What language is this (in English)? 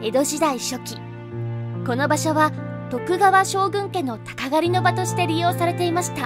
Japanese